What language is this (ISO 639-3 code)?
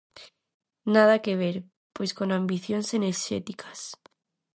glg